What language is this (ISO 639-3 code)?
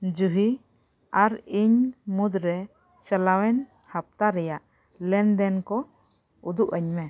sat